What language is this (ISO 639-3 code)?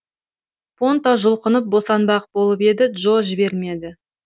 kaz